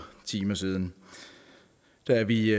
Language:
Danish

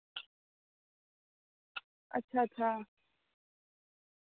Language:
Dogri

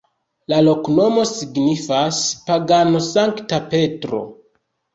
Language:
Esperanto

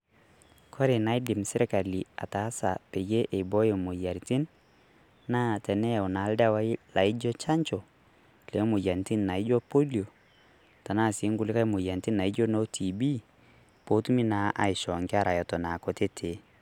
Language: Masai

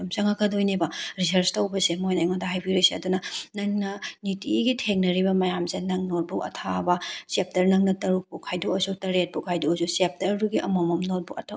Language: Manipuri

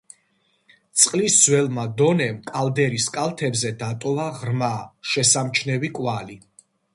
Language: Georgian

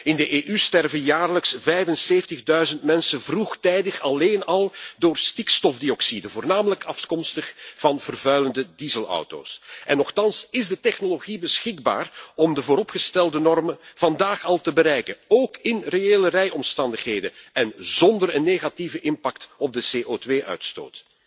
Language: Dutch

